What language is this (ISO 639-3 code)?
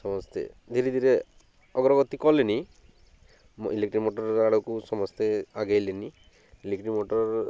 ori